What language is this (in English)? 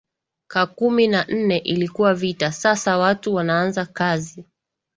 Swahili